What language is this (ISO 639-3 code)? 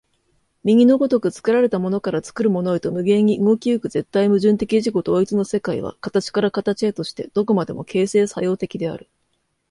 jpn